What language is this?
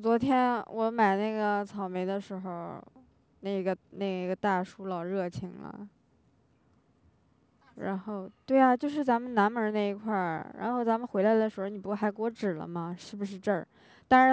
Chinese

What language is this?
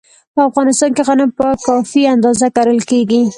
Pashto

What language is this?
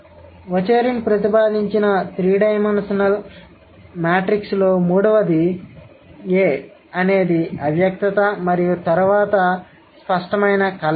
Telugu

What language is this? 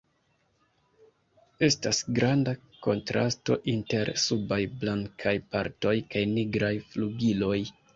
Esperanto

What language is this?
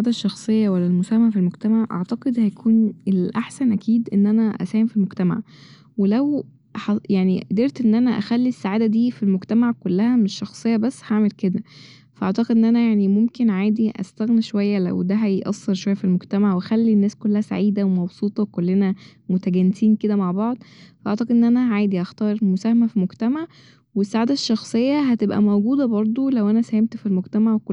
Egyptian Arabic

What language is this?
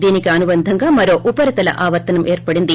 Telugu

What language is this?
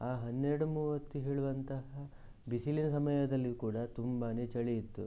Kannada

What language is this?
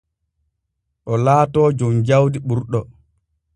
Borgu Fulfulde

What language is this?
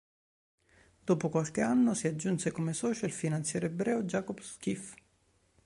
Italian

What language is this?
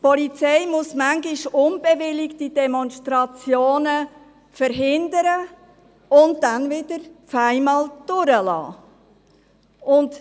Swiss German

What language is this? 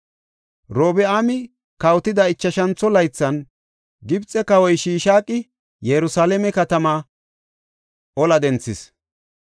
Gofa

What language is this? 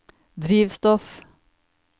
Norwegian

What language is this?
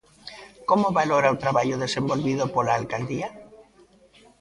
Galician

